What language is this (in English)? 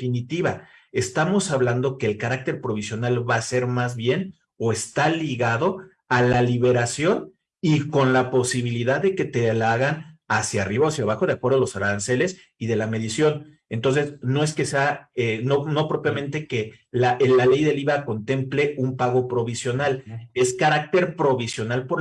Spanish